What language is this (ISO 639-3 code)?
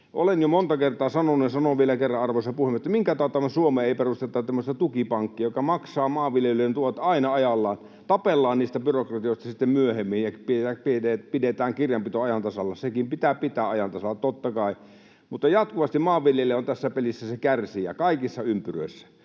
fin